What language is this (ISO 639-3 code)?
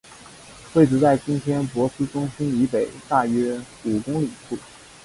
zho